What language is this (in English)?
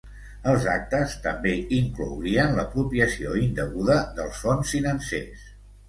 Catalan